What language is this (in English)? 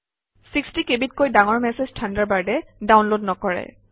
Assamese